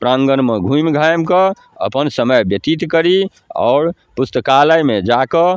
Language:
Maithili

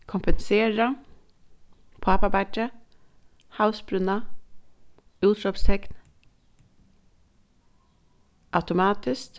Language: Faroese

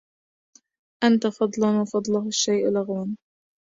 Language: Arabic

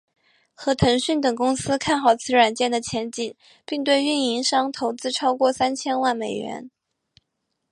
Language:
Chinese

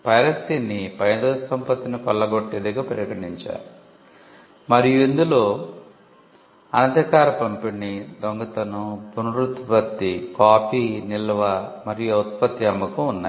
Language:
Telugu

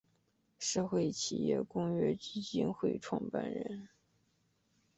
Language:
Chinese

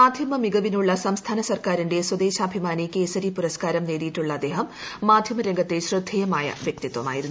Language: Malayalam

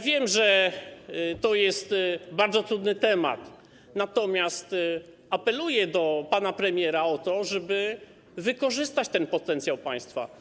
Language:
Polish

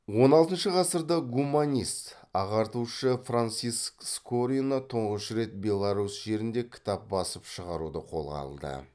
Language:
Kazakh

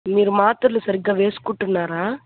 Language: Telugu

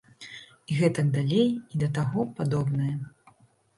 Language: Belarusian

